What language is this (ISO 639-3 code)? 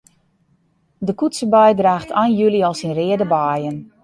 fry